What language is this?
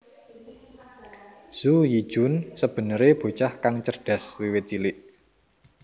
Javanese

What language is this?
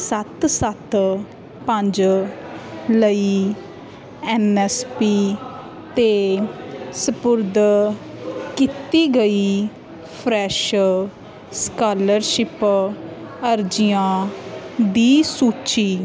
Punjabi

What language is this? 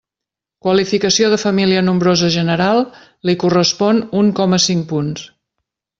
Catalan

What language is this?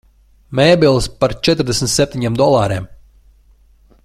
Latvian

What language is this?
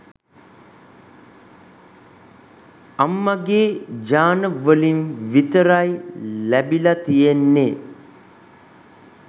Sinhala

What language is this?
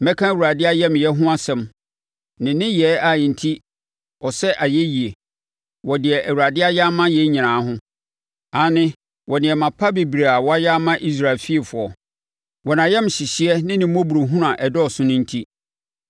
Akan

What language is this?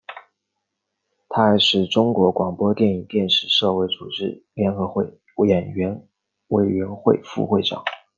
Chinese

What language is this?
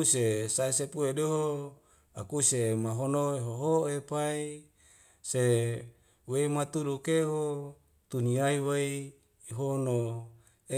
Wemale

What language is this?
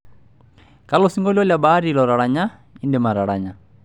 Masai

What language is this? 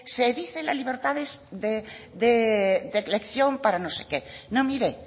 Spanish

